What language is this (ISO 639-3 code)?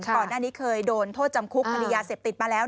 tha